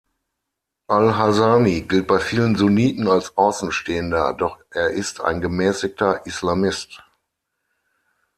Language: German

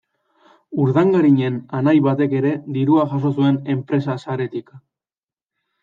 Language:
Basque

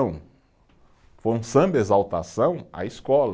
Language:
Portuguese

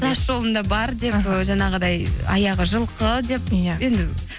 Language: Kazakh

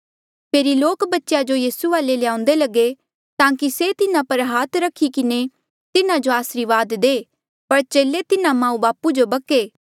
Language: Mandeali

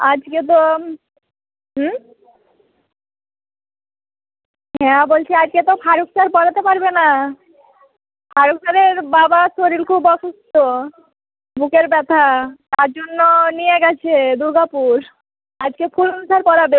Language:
Bangla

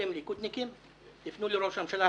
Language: Hebrew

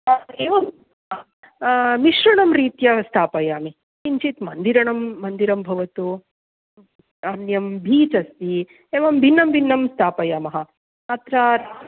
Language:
Sanskrit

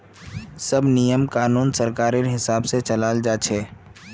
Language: Magahi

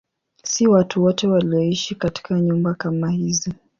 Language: Swahili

